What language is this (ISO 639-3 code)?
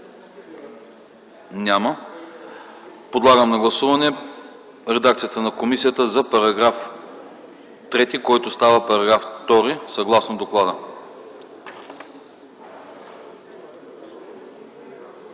bul